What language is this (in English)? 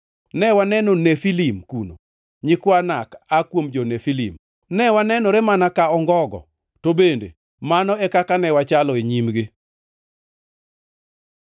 Luo (Kenya and Tanzania)